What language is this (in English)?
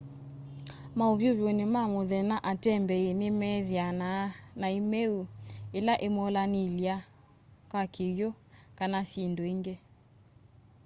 Kamba